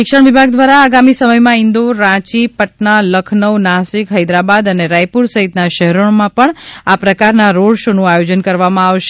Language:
Gujarati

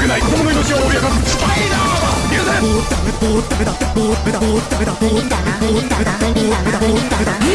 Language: Japanese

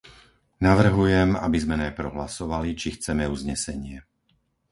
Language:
Slovak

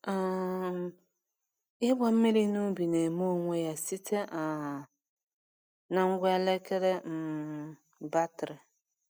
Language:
Igbo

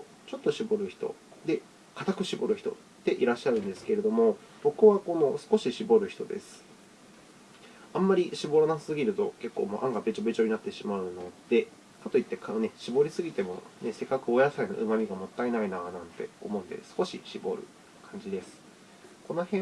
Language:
Japanese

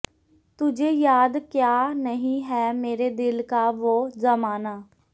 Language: Punjabi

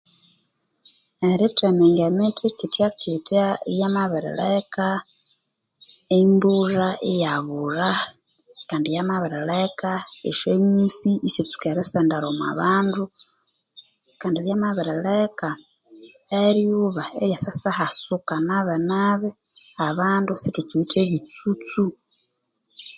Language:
Konzo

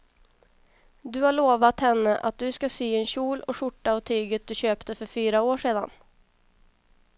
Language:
Swedish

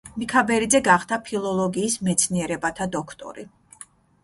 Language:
Georgian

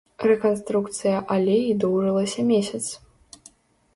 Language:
Belarusian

